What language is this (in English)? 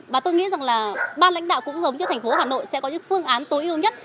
Vietnamese